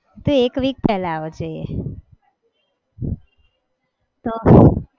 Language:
Gujarati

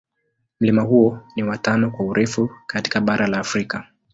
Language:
Swahili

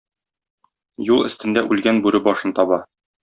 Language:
Tatar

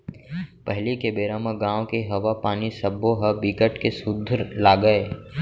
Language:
Chhattisgarhi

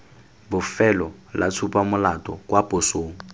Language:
Tswana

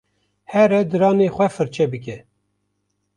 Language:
Kurdish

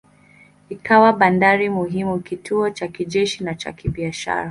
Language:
Swahili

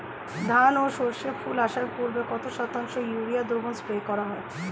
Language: Bangla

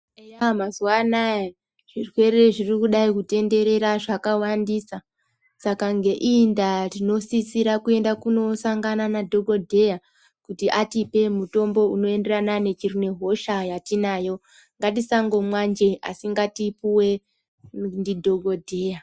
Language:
Ndau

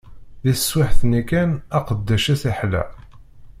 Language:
Kabyle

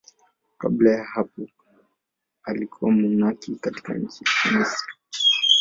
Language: Swahili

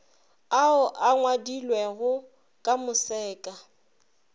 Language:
Northern Sotho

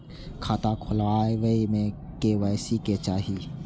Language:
Maithili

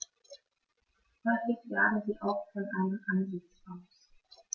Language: German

